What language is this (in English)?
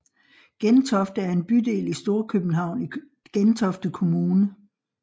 Danish